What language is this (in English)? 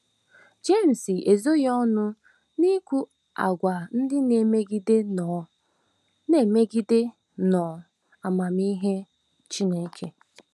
Igbo